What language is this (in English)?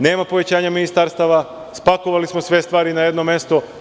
Serbian